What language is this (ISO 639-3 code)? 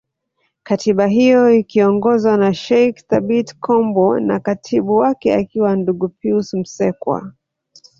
swa